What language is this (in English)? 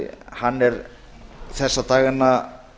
Icelandic